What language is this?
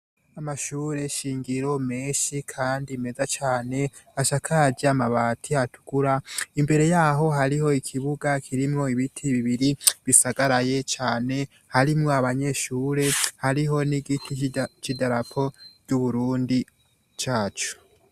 Rundi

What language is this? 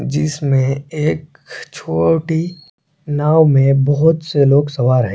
Hindi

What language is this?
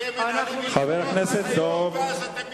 Hebrew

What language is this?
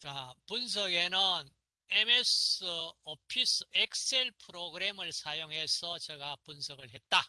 Korean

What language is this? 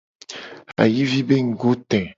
Gen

